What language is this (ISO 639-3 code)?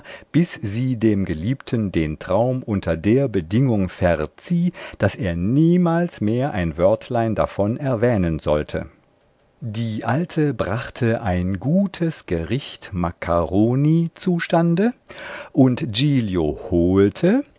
deu